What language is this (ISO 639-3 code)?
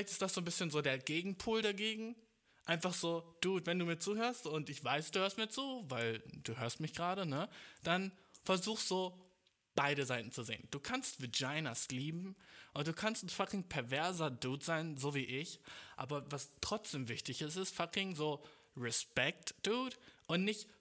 deu